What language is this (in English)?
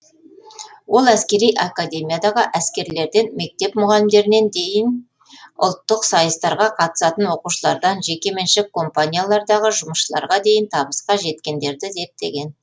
Kazakh